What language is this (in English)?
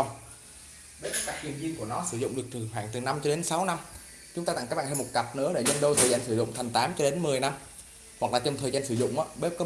Vietnamese